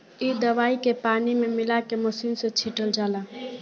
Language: Bhojpuri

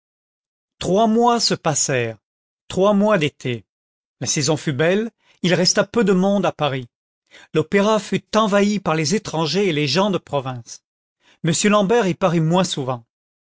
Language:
French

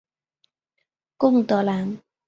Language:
Chinese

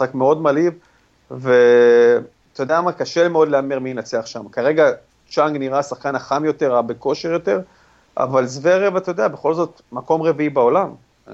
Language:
Hebrew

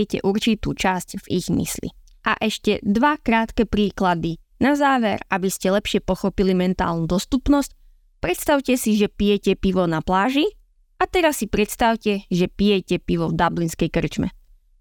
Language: Slovak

